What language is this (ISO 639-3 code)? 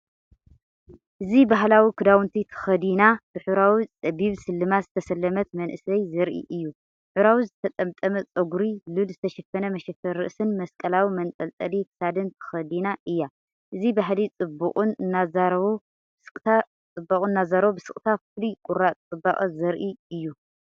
tir